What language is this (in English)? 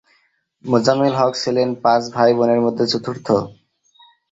Bangla